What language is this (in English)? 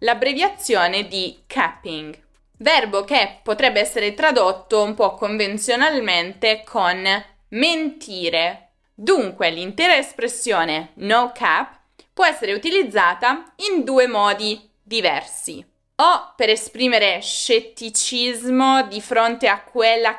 Italian